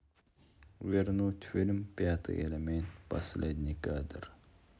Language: Russian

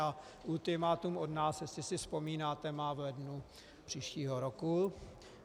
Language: Czech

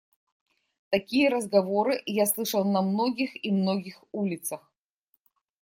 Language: Russian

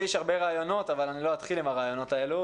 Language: Hebrew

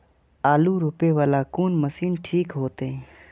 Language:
Maithili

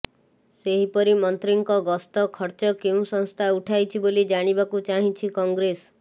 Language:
Odia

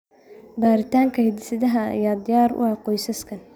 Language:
Somali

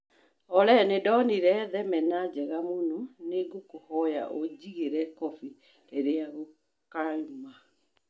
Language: Kikuyu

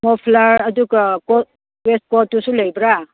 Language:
Manipuri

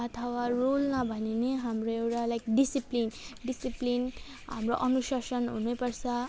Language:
Nepali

